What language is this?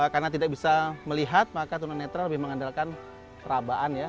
Indonesian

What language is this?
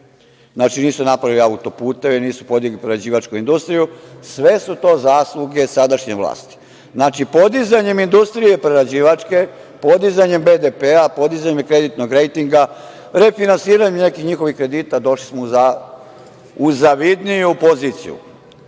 Serbian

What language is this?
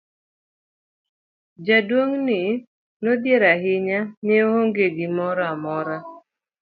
Luo (Kenya and Tanzania)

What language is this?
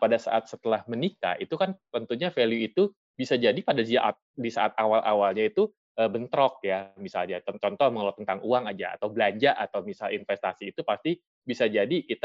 Indonesian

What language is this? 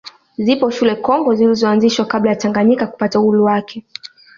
Swahili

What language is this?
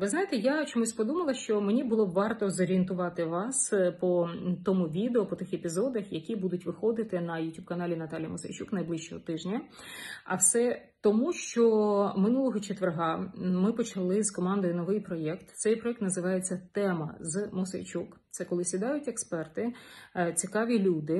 Ukrainian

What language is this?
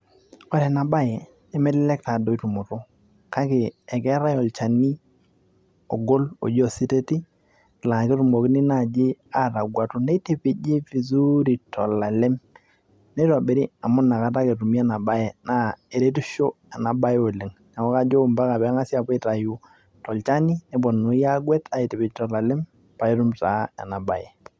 Masai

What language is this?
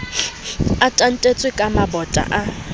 Southern Sotho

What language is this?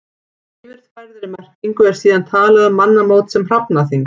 Icelandic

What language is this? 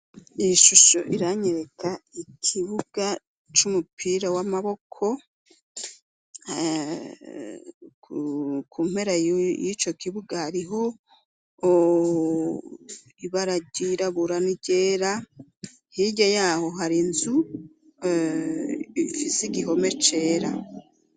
Rundi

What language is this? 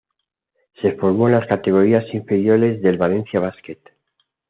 Spanish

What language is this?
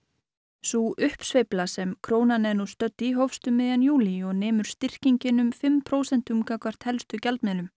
Icelandic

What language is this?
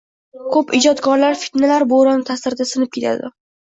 Uzbek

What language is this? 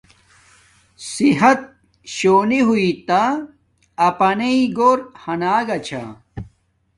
Domaaki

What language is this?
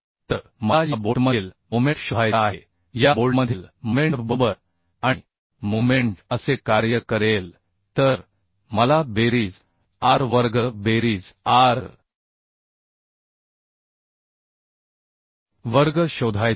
Marathi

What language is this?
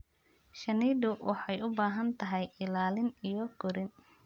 Somali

